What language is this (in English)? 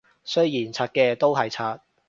Cantonese